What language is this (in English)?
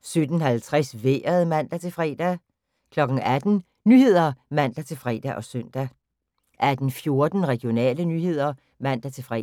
Danish